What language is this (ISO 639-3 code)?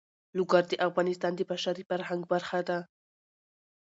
pus